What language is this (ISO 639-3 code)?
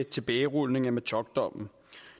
dan